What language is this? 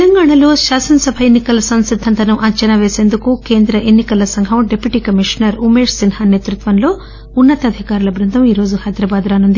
Telugu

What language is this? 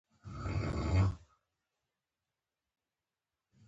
Pashto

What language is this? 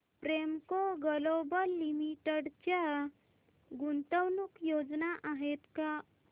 Marathi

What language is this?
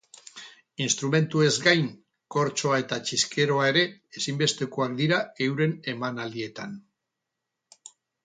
Basque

